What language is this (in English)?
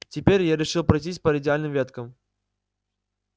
Russian